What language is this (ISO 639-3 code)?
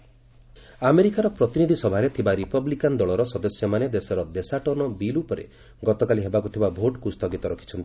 ori